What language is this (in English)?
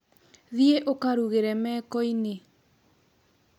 Kikuyu